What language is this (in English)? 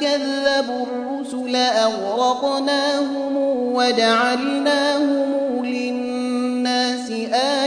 Arabic